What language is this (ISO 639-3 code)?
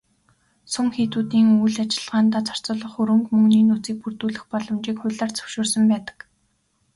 mon